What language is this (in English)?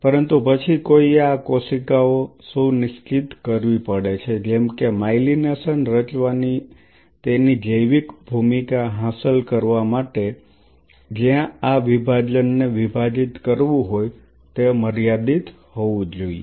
Gujarati